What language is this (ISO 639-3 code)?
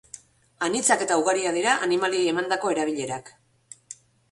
eus